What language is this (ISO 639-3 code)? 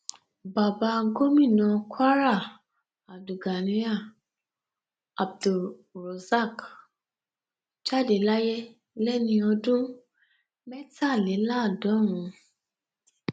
yor